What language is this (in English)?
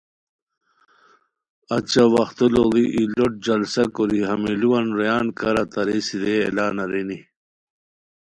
Khowar